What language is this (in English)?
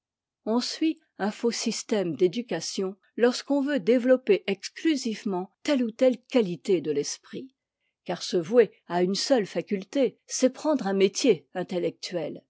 French